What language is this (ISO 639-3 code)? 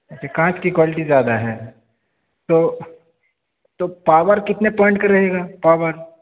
urd